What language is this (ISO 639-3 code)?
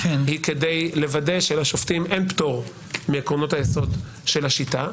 heb